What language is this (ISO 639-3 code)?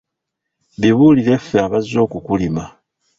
lug